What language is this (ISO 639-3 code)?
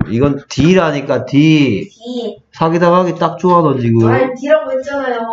kor